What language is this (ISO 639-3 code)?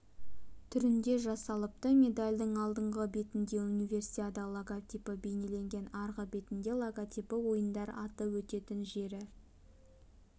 kaz